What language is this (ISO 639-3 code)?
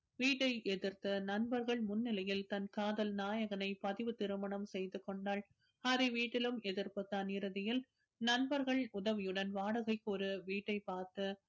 tam